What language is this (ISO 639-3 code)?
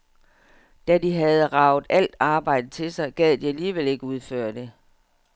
dan